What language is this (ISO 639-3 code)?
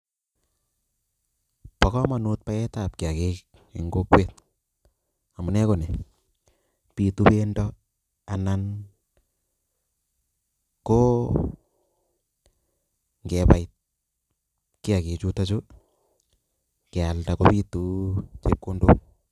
kln